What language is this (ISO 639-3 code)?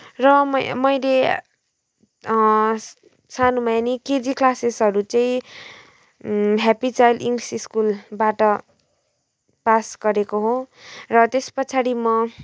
nep